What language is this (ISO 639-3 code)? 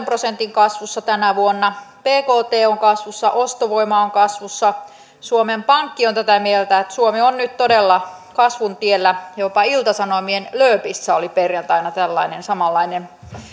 fin